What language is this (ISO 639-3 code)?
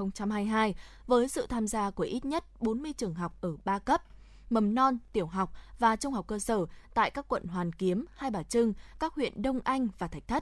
vie